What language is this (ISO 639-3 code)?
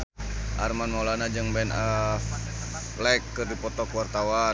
sun